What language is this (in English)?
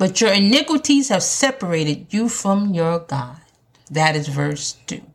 English